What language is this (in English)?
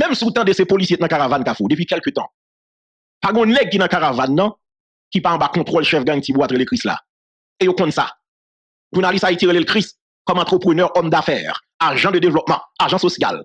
French